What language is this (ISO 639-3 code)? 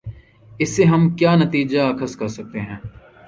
urd